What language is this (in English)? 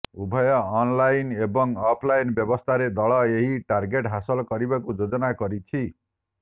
Odia